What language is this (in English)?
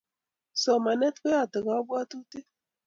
Kalenjin